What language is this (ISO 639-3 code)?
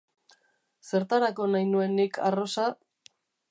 eus